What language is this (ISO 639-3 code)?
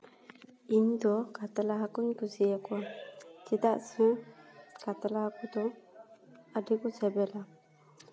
sat